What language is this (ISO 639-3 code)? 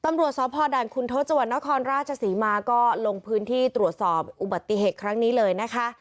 tha